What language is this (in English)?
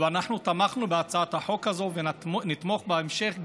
Hebrew